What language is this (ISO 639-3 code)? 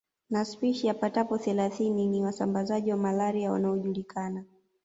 swa